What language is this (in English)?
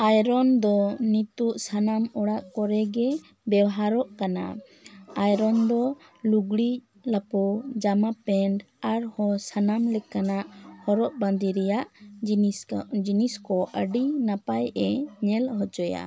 Santali